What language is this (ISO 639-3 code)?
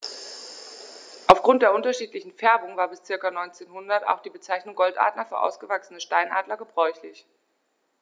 deu